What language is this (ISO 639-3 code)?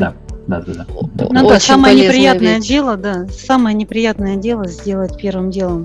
rus